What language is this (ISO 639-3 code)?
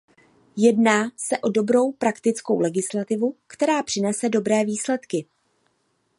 ces